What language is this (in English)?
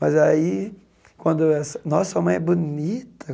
Portuguese